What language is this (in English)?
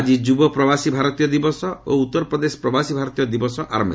Odia